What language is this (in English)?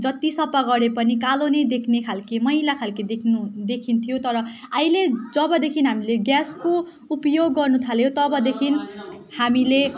Nepali